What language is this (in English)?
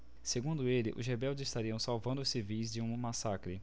Portuguese